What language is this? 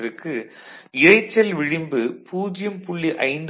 Tamil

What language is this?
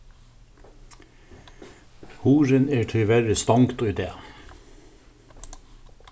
Faroese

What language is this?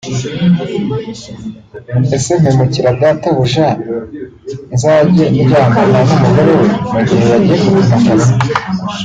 Kinyarwanda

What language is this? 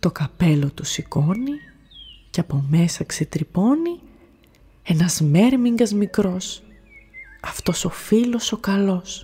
Greek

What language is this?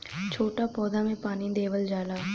Bhojpuri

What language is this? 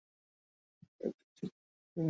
Bangla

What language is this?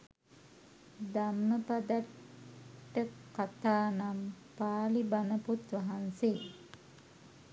Sinhala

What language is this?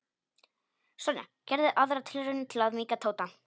Icelandic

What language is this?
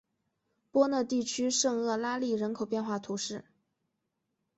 Chinese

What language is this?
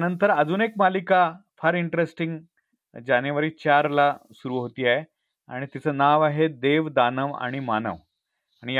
Marathi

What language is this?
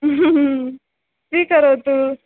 Sanskrit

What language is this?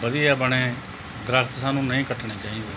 Punjabi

